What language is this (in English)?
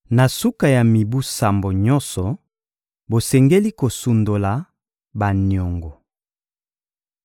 Lingala